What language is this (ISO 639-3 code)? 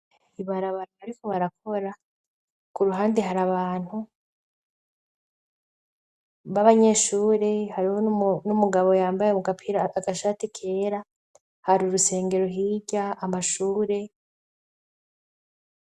run